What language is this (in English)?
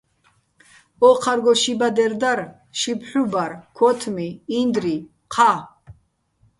Bats